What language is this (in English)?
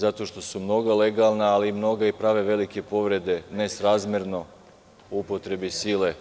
Serbian